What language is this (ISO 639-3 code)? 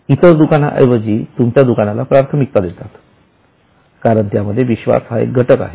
mar